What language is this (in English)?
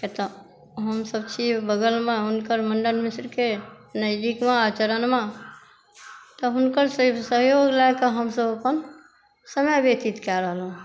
Maithili